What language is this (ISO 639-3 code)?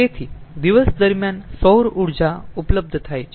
guj